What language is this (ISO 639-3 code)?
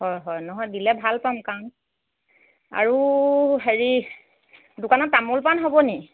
asm